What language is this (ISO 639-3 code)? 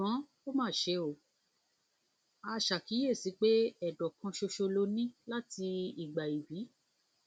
yor